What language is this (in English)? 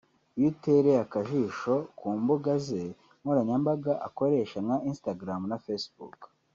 Kinyarwanda